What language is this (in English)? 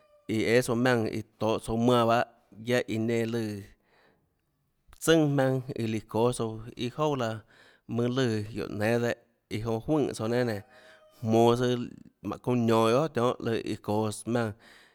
Tlacoatzintepec Chinantec